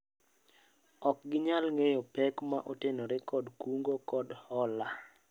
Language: Luo (Kenya and Tanzania)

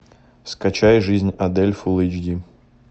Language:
Russian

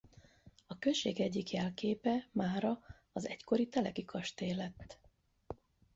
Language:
Hungarian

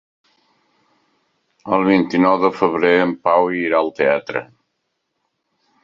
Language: Catalan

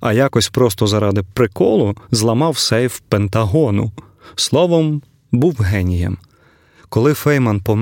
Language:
Ukrainian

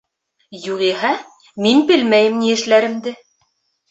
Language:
Bashkir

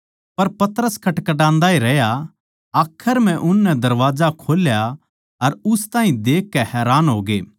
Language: Haryanvi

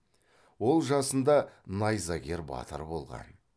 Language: Kazakh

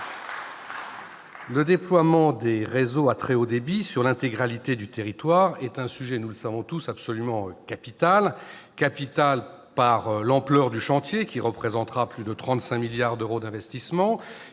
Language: French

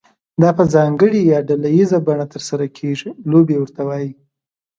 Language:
Pashto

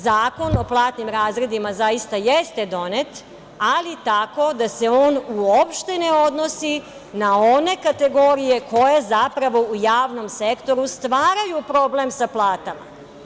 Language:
Serbian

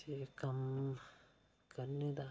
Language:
Dogri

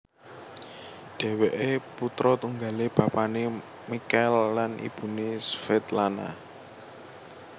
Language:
Javanese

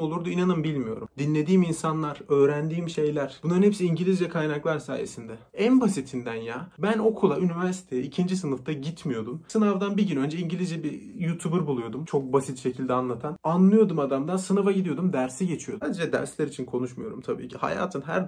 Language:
Turkish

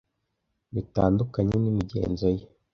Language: Kinyarwanda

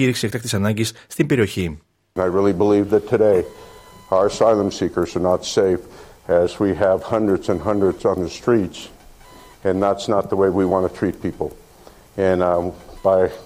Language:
Greek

